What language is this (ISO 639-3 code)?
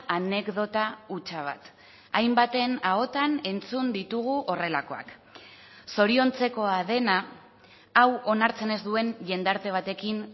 eus